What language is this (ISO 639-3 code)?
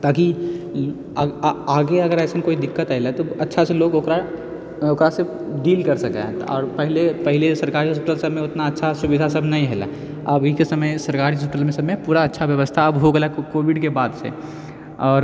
mai